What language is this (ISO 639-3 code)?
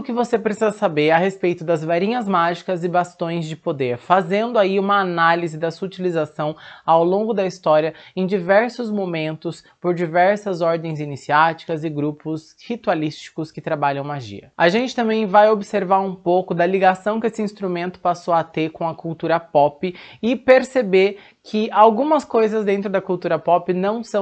por